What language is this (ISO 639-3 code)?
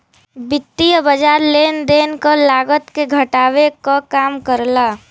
bho